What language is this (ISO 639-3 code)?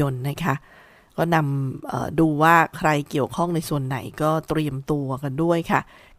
tha